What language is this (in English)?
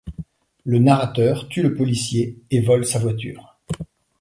French